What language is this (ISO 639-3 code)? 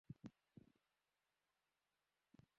ben